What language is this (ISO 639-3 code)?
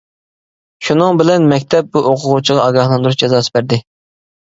uig